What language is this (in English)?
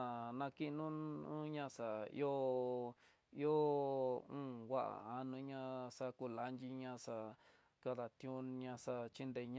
Tidaá Mixtec